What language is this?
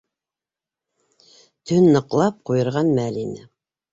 Bashkir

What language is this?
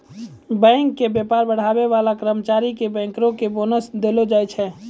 Maithili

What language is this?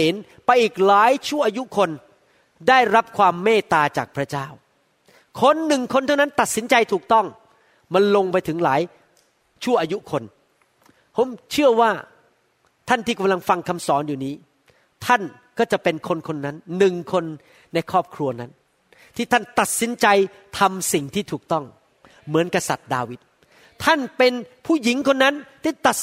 Thai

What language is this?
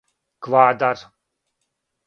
Serbian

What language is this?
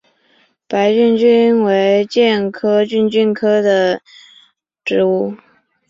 Chinese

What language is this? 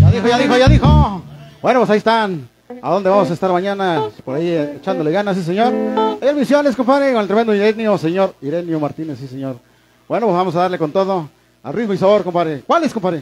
Spanish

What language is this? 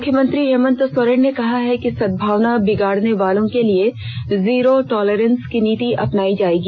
Hindi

